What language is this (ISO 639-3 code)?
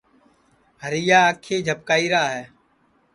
ssi